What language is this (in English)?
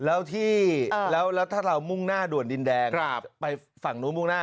Thai